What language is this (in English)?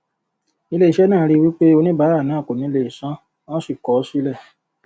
Yoruba